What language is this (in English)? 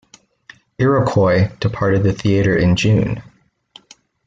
English